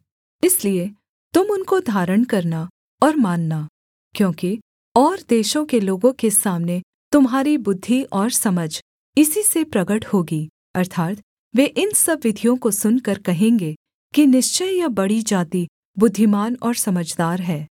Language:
Hindi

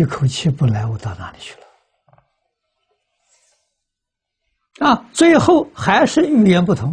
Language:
Chinese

